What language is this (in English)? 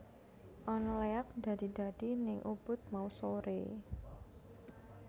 Javanese